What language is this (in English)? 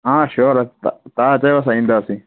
Sindhi